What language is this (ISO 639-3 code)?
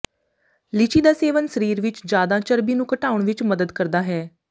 pan